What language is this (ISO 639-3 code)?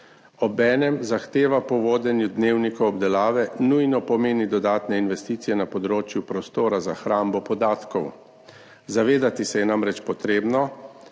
slv